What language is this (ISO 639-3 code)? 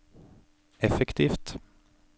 nor